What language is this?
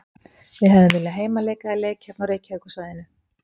Icelandic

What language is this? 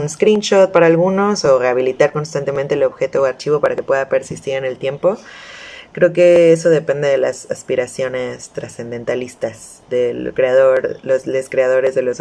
Spanish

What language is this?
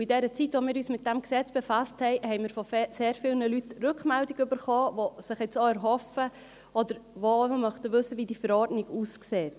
Swiss German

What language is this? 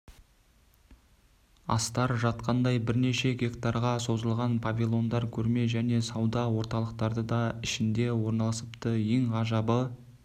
Kazakh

